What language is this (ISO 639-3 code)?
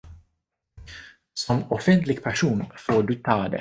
swe